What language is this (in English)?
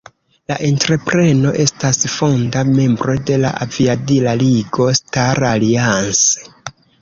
Esperanto